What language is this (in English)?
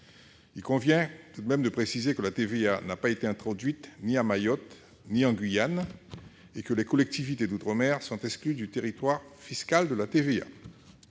French